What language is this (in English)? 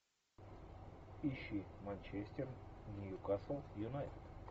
Russian